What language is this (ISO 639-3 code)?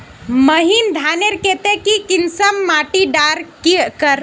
mag